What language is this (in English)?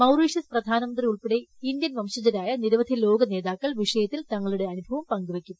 Malayalam